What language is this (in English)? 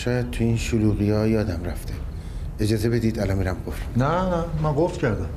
Persian